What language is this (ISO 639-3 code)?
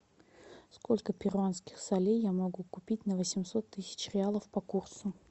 rus